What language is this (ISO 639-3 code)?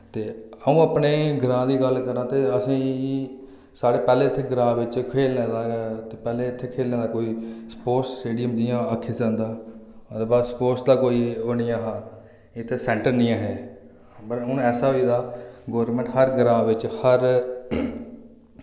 doi